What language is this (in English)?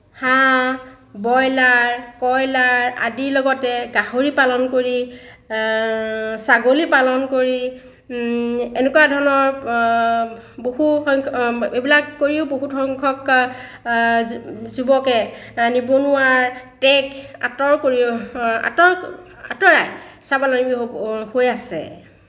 Assamese